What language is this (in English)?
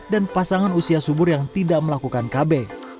Indonesian